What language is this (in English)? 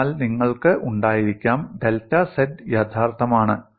Malayalam